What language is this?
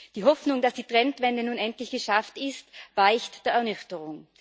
German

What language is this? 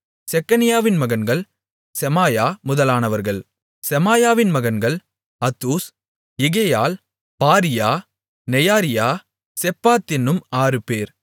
Tamil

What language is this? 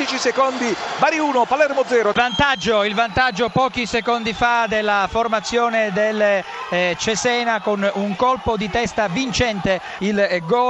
Italian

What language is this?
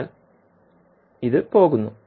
Malayalam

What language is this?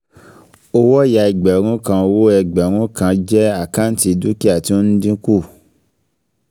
Yoruba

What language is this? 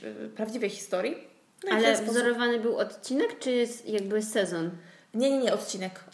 Polish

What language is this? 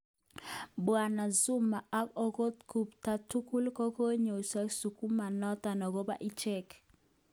Kalenjin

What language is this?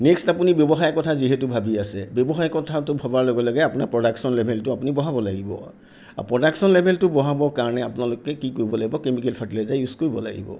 Assamese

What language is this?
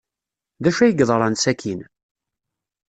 Kabyle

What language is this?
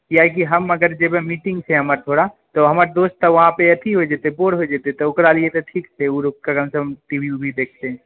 Maithili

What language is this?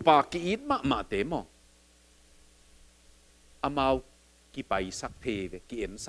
Thai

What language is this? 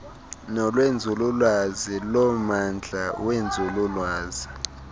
Xhosa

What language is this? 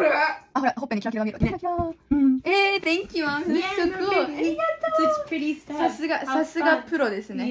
Japanese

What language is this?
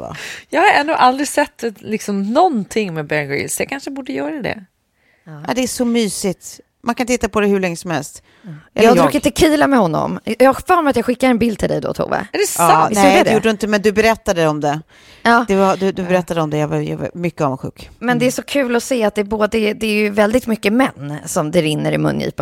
Swedish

